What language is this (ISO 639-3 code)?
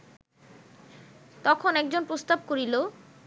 ben